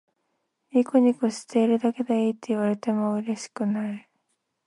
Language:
Japanese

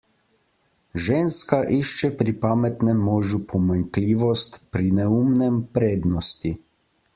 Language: Slovenian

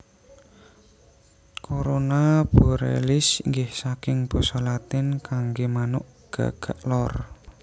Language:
Javanese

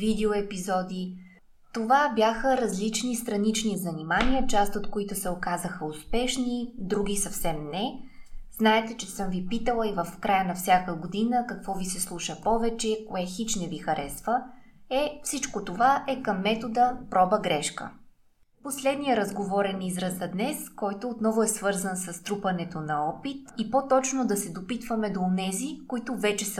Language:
Bulgarian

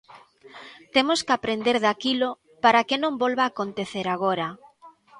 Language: Galician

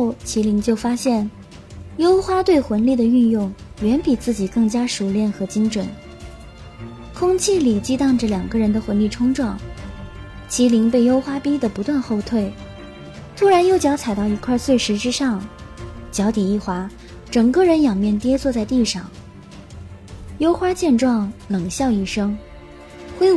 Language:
Chinese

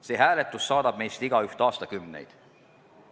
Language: Estonian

